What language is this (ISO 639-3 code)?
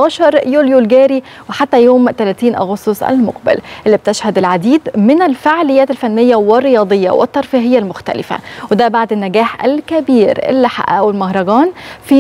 ara